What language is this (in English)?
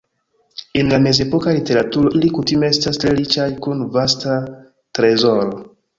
Esperanto